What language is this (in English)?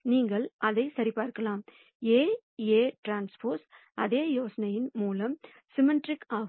Tamil